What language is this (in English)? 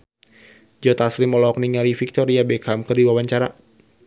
Sundanese